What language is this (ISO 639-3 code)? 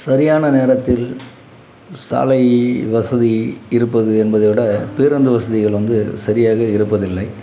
tam